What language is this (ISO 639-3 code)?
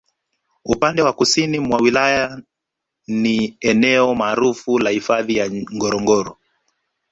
swa